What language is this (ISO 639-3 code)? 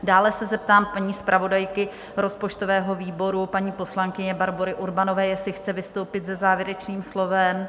ces